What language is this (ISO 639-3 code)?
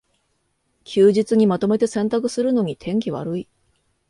jpn